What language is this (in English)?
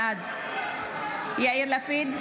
Hebrew